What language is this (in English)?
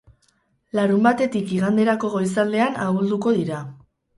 Basque